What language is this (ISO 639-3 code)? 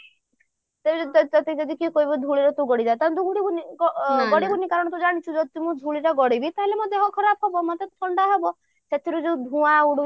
ori